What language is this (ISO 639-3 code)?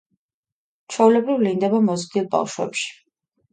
kat